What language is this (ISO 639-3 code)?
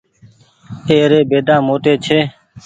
gig